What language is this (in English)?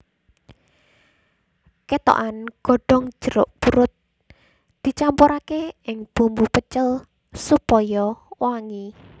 Javanese